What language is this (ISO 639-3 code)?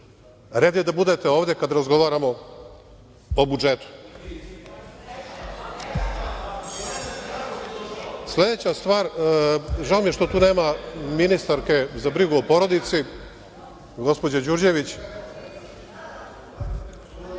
srp